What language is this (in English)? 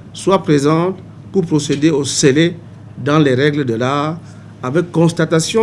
French